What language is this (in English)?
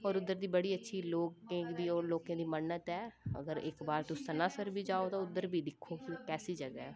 Dogri